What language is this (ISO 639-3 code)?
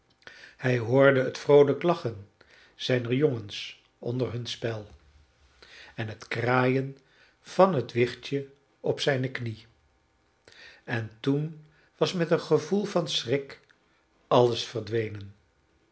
nld